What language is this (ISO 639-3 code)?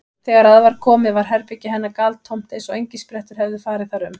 isl